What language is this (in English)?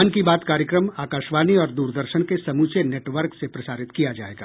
Hindi